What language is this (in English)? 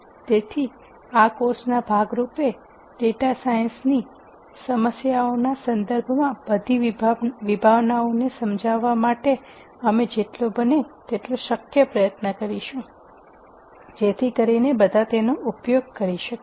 Gujarati